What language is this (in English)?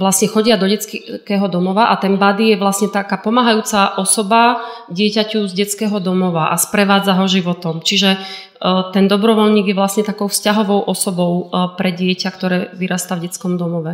Slovak